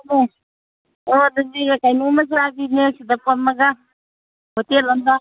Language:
Manipuri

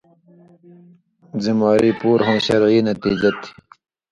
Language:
Indus Kohistani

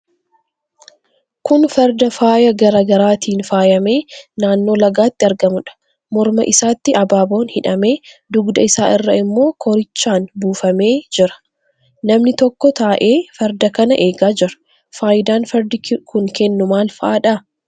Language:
Oromo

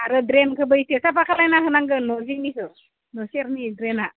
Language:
Bodo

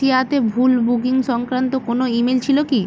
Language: Bangla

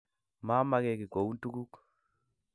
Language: Kalenjin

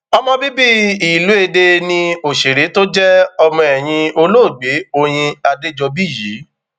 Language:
Yoruba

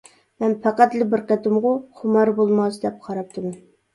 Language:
Uyghur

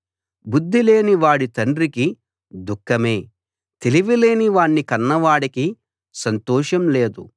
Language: Telugu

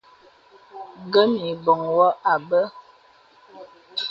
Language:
Bebele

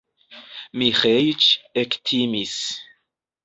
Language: Esperanto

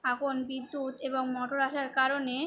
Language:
Bangla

